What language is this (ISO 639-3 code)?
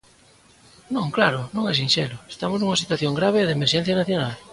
glg